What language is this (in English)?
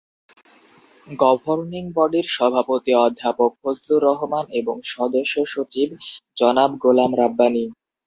Bangla